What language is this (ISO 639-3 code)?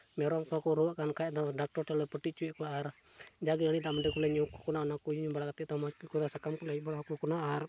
sat